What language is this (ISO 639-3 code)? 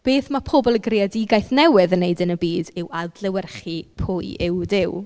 cym